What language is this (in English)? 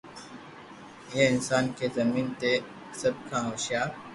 Loarki